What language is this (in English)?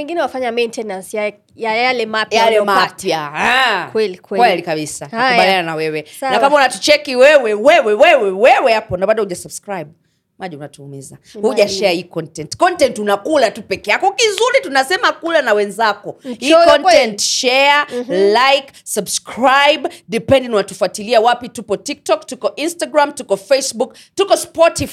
Swahili